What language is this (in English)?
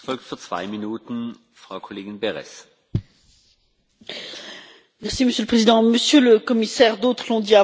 French